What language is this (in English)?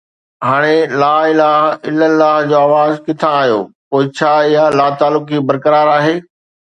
Sindhi